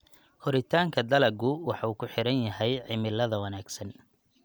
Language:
Somali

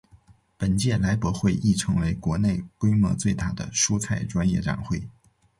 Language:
Chinese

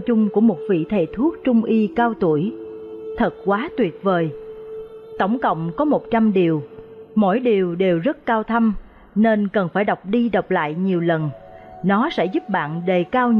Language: Vietnamese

